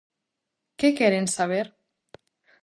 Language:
Galician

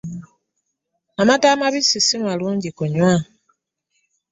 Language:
Ganda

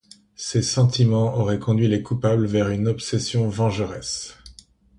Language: French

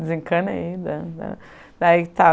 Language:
Portuguese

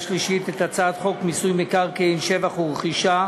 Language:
Hebrew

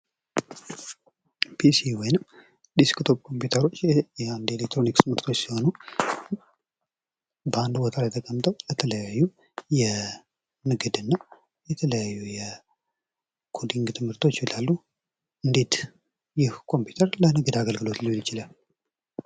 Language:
Amharic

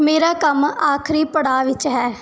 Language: Punjabi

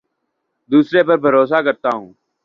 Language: Urdu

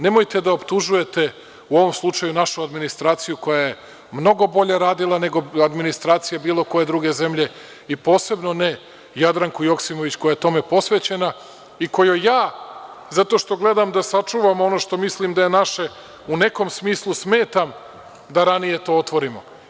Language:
Serbian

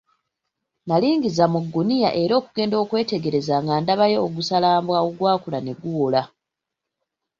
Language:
Ganda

